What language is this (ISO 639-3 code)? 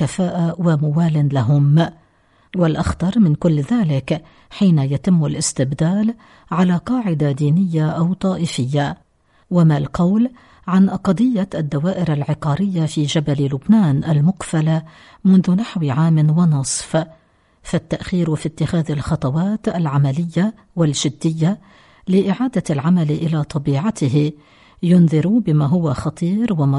ara